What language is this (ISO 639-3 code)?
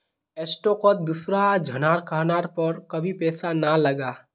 mag